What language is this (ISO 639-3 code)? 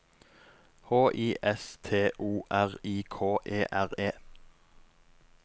nor